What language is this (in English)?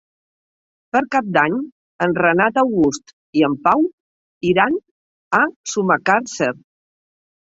Catalan